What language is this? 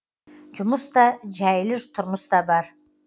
Kazakh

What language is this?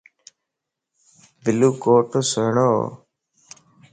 Lasi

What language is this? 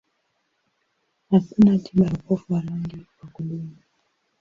Swahili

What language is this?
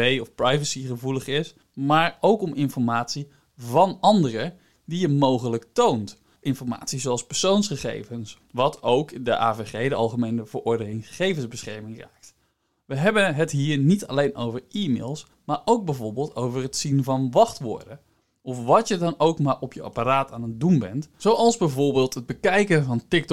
Dutch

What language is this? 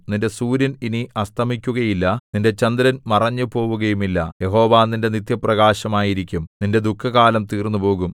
Malayalam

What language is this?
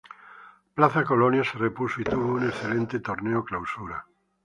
Spanish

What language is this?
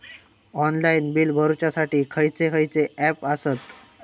Marathi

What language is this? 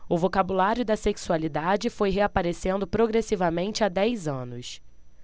Portuguese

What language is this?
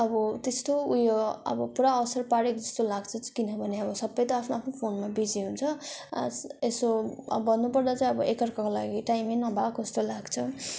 Nepali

